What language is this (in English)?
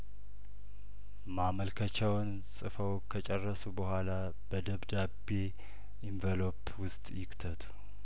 Amharic